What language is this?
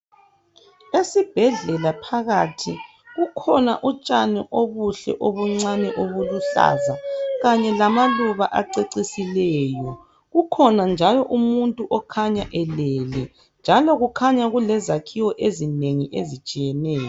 North Ndebele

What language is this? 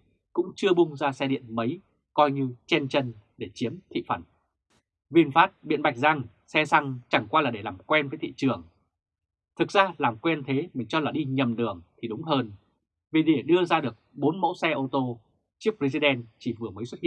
Vietnamese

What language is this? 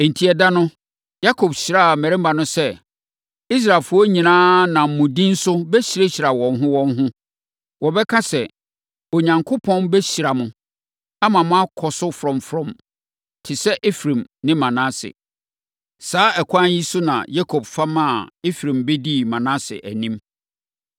Akan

